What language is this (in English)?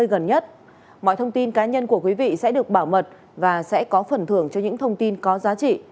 Vietnamese